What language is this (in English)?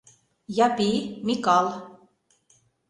Mari